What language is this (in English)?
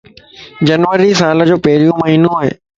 Lasi